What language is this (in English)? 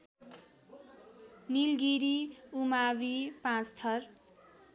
Nepali